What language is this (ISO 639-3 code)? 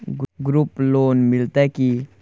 mai